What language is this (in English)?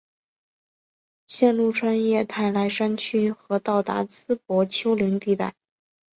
Chinese